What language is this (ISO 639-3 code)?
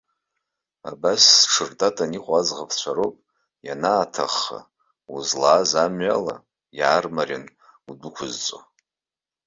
abk